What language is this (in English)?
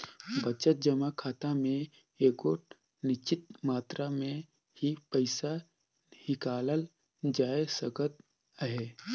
Chhattisgarhi